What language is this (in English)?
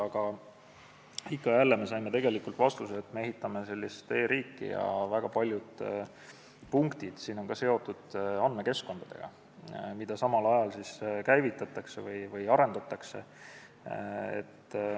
Estonian